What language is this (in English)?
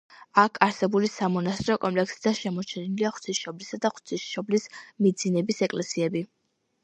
Georgian